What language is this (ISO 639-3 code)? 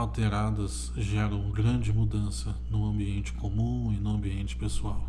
por